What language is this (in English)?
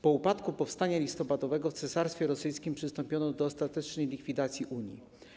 Polish